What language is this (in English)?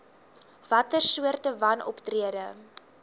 Afrikaans